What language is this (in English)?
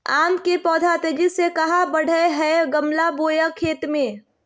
Magahi